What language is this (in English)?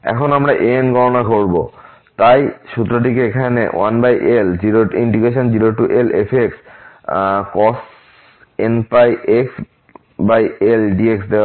Bangla